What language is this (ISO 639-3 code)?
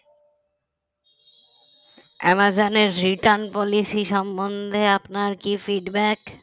ben